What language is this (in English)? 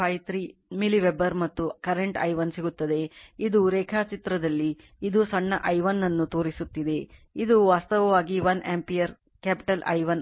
Kannada